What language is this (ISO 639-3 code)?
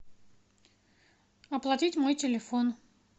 rus